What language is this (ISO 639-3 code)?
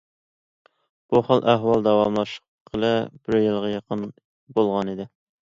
uig